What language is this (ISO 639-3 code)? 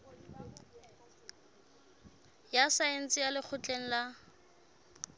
sot